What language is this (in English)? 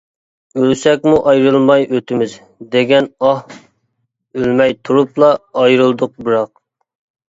Uyghur